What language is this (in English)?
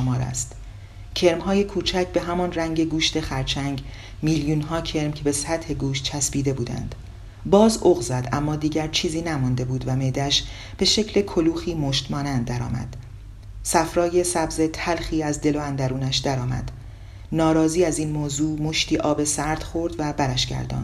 Persian